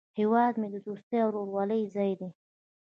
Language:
Pashto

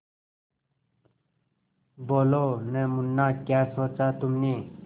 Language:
Hindi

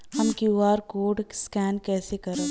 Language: Bhojpuri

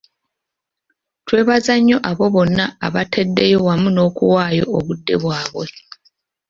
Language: Ganda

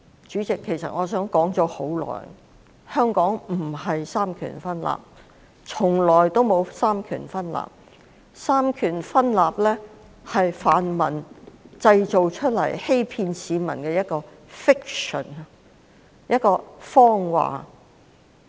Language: Cantonese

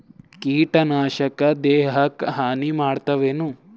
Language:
Kannada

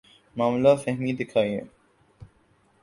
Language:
Urdu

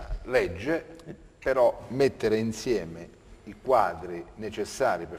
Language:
Italian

